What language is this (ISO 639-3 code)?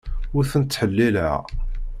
kab